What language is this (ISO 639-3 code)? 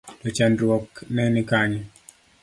luo